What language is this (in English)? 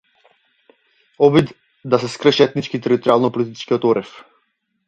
Macedonian